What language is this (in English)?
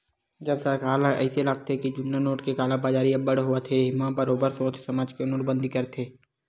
Chhattisgarhi